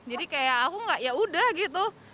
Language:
Indonesian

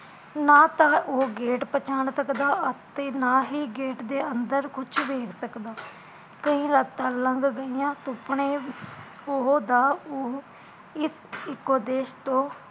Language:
Punjabi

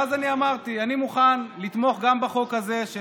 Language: Hebrew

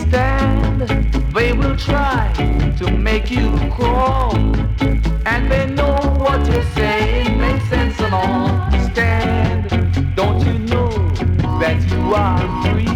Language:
English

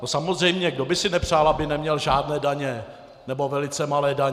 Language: Czech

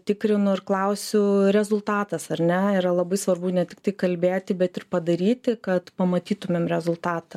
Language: Lithuanian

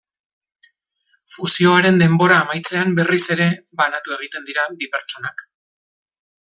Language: Basque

